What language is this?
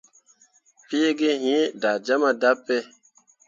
Mundang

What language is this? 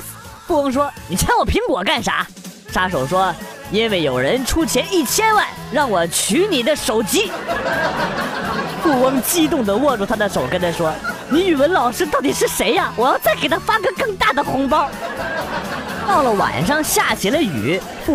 Chinese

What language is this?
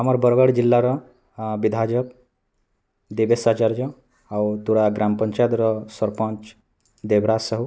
Odia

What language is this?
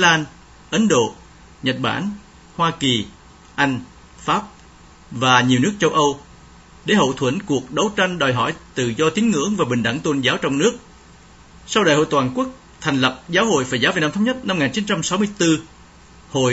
Vietnamese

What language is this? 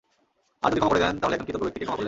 Bangla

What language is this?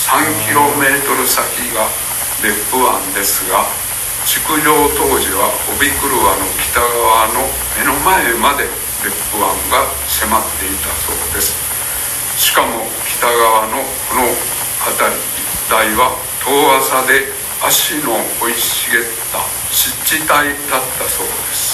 Japanese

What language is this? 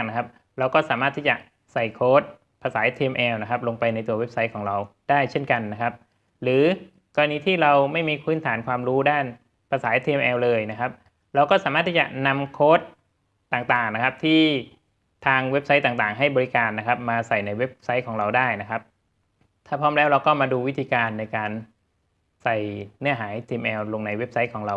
Thai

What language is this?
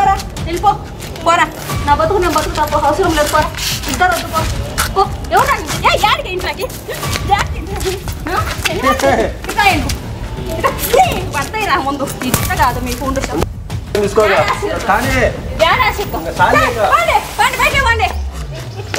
Indonesian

